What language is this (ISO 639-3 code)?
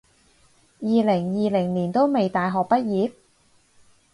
yue